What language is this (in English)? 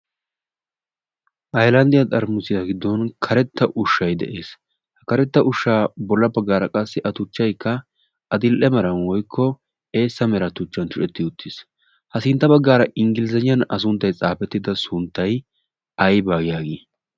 Wolaytta